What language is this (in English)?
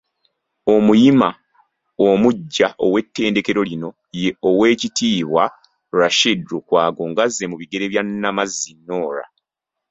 Ganda